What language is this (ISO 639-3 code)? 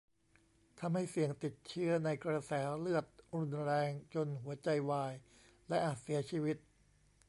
tha